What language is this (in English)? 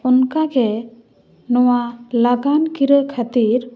Santali